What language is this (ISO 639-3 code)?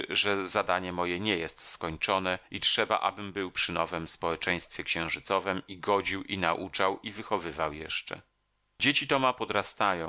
pol